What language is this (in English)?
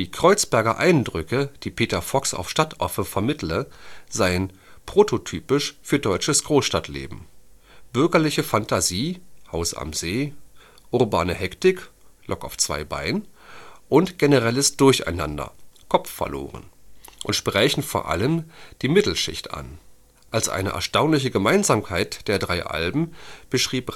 German